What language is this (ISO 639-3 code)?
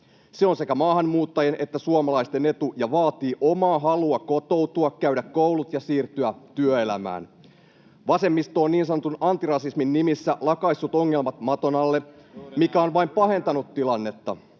fin